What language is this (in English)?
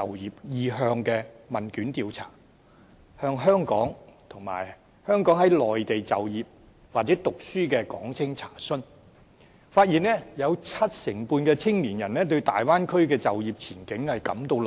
Cantonese